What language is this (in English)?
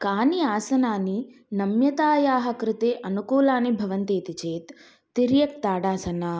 Sanskrit